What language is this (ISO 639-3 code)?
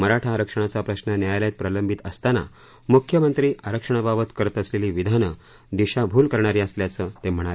mar